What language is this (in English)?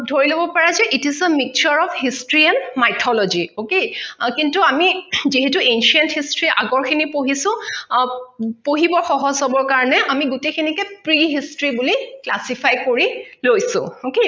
Assamese